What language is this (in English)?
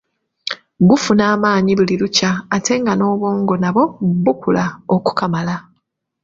Ganda